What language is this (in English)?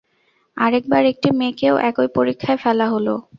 Bangla